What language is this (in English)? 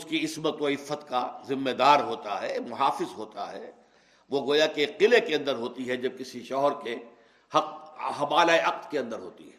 Urdu